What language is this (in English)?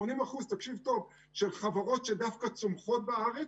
Hebrew